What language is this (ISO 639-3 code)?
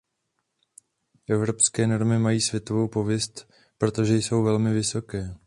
ces